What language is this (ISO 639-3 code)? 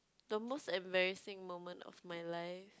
eng